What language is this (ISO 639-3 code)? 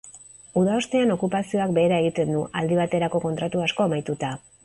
eus